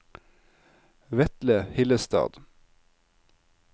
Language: Norwegian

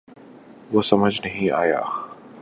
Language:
Urdu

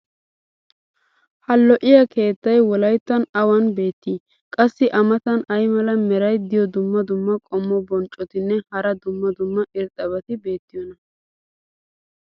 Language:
Wolaytta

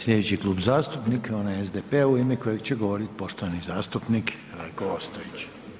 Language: Croatian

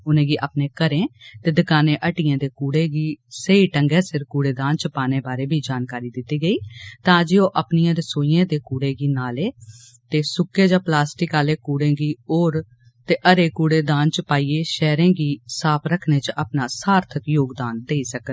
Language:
Dogri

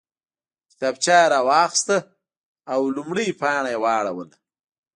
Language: Pashto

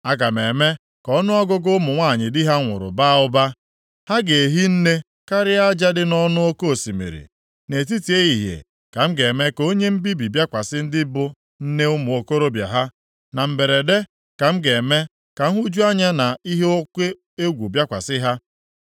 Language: Igbo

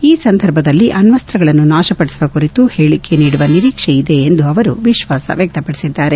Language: Kannada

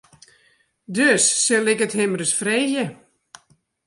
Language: Western Frisian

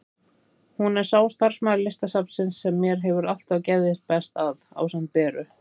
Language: Icelandic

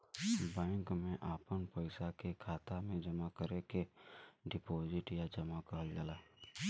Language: Bhojpuri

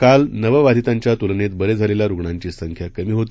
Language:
Marathi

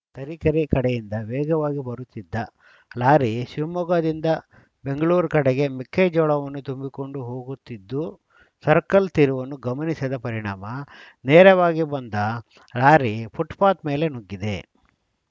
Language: Kannada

